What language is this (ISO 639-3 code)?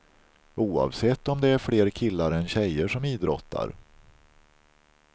swe